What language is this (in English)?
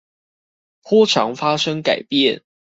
Chinese